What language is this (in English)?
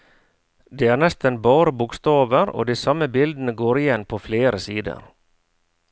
Norwegian